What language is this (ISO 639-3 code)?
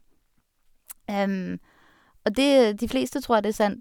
nor